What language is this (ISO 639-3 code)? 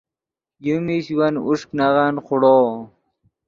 ydg